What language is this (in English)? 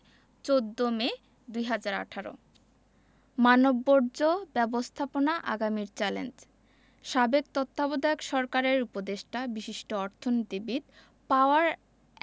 Bangla